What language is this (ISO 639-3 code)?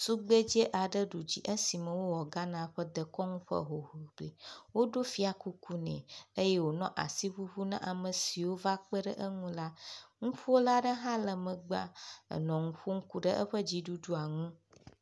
ewe